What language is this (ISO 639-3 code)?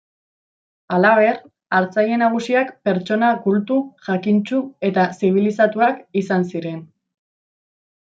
eus